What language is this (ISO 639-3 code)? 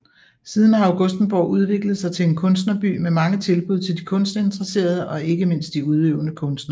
dan